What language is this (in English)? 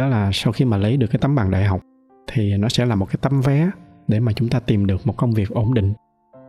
Vietnamese